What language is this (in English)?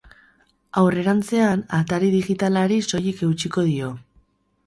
Basque